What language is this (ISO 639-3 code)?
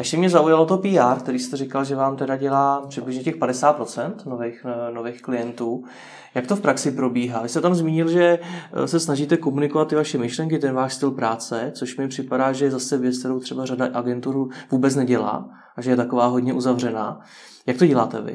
ces